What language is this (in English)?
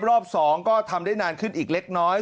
Thai